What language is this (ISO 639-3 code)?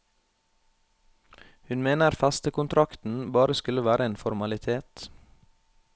nor